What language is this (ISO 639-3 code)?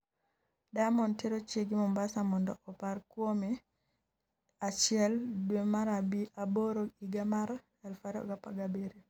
luo